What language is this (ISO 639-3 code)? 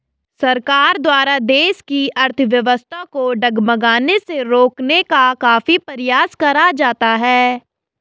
hin